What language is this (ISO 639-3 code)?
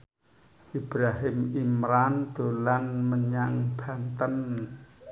jav